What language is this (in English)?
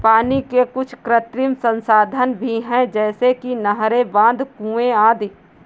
Hindi